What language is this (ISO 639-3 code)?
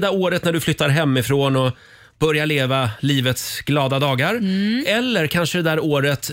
swe